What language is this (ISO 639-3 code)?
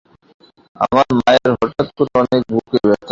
ben